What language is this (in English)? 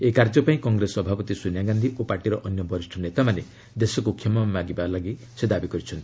Odia